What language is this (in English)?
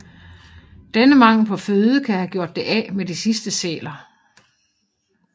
Danish